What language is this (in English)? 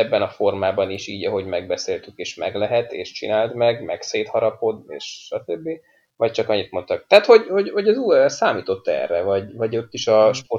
Hungarian